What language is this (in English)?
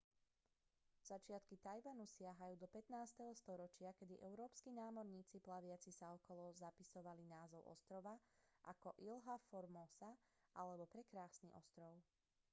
Slovak